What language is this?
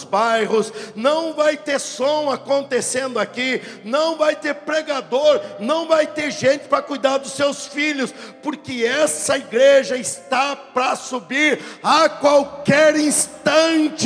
Portuguese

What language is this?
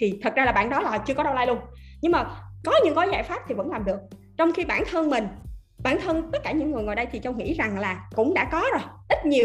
Vietnamese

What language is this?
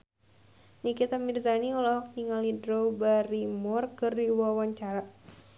Sundanese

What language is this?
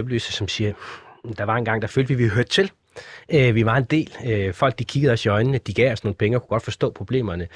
Danish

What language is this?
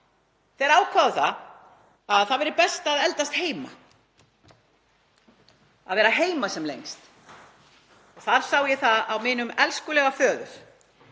Icelandic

